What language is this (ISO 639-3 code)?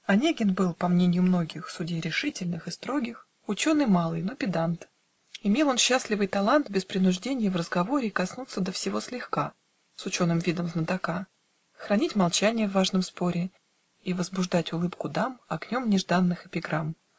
rus